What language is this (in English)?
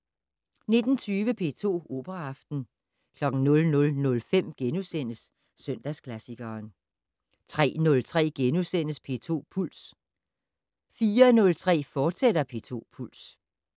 Danish